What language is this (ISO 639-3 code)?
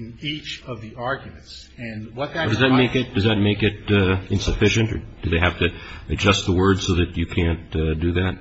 eng